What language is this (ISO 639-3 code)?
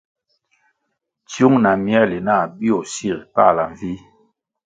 nmg